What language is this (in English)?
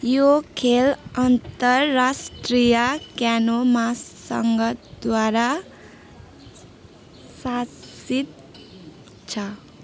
Nepali